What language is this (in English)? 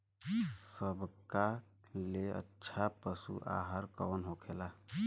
Bhojpuri